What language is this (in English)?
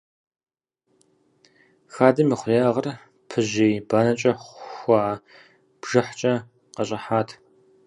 Kabardian